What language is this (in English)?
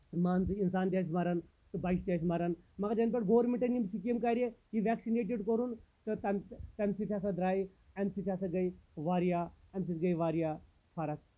Kashmiri